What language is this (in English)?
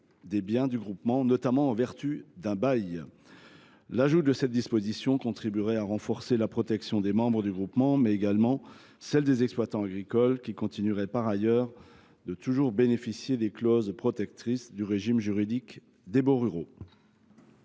French